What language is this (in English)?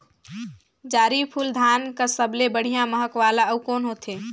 Chhattisgarhi